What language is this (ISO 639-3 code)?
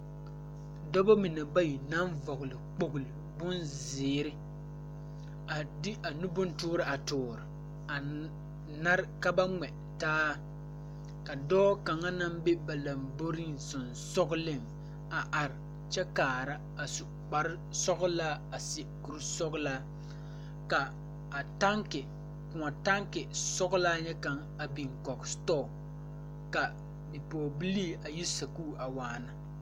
dga